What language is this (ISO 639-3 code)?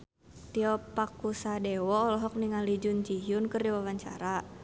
sun